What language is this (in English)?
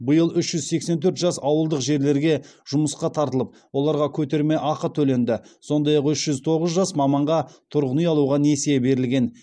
Kazakh